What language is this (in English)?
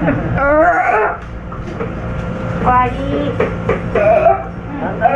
Japanese